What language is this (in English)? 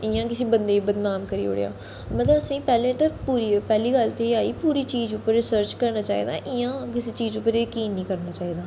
Dogri